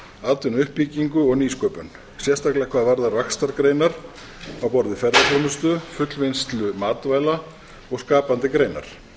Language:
Icelandic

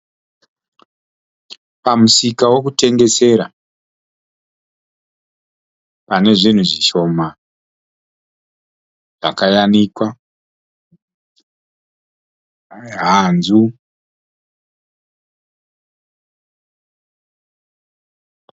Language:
Shona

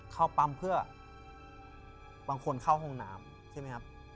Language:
Thai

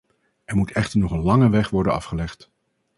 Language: Dutch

